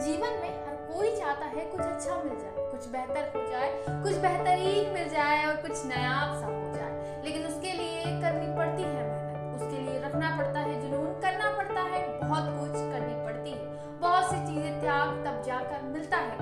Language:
Hindi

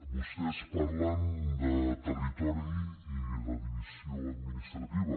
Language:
Catalan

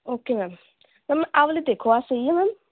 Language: Punjabi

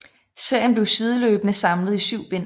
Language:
Danish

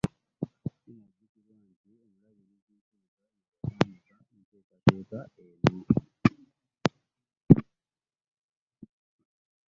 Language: Ganda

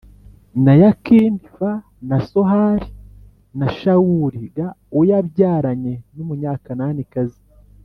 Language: Kinyarwanda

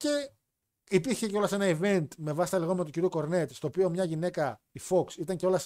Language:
Greek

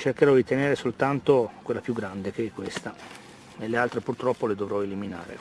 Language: Italian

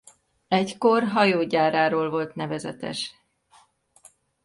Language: Hungarian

